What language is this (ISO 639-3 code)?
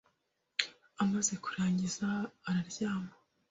kin